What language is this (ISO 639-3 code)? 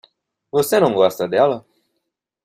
por